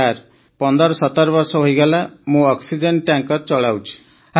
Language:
Odia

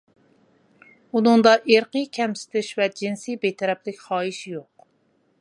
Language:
Uyghur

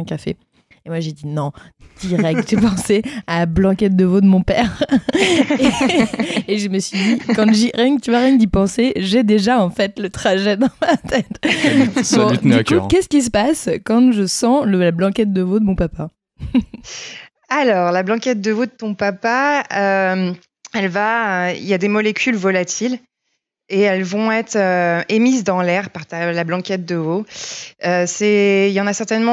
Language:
French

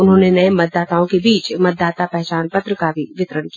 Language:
Hindi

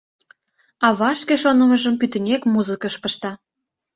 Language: Mari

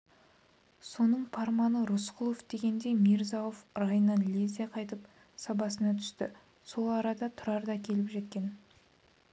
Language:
Kazakh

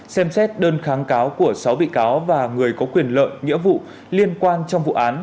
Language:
Vietnamese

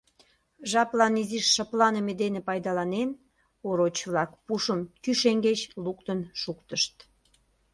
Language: Mari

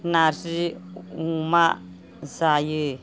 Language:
Bodo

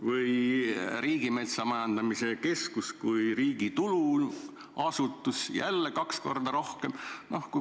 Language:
Estonian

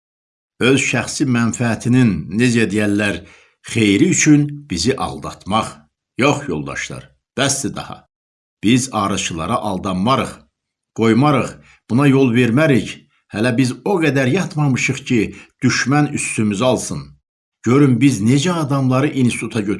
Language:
Turkish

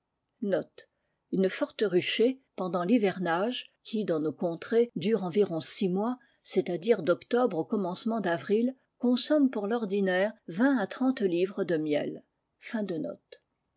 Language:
French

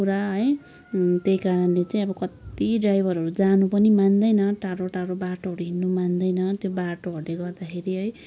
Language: Nepali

